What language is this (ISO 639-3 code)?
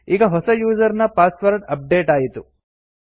kan